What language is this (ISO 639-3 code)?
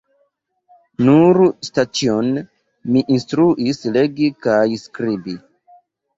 epo